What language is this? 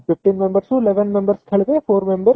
Odia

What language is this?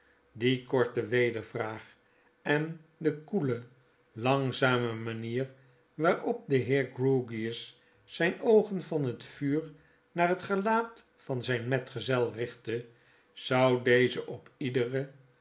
Dutch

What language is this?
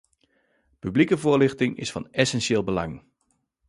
Dutch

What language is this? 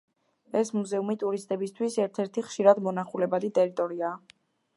Georgian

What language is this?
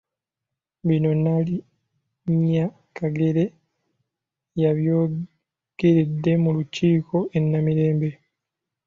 Ganda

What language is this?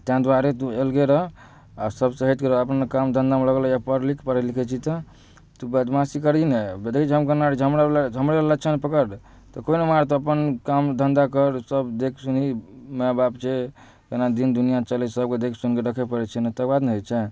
Maithili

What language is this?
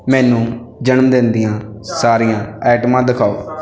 Punjabi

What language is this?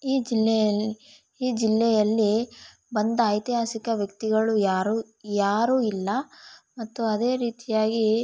Kannada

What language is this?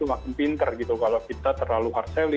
Indonesian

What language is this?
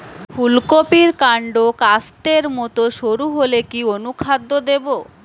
Bangla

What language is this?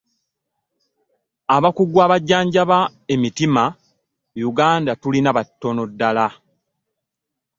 Ganda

